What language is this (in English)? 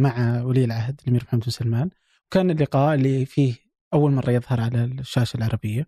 Arabic